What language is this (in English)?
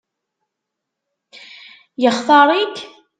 Kabyle